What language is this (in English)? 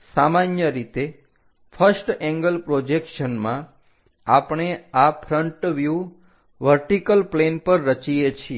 Gujarati